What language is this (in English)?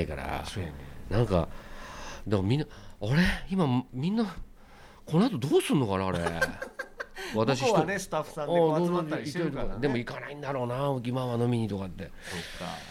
Japanese